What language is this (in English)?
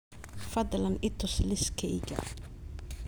Somali